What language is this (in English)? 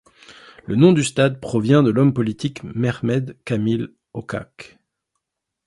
French